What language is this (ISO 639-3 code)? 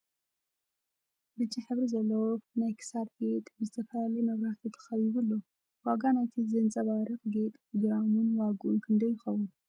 tir